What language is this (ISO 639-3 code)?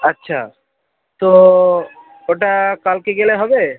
ben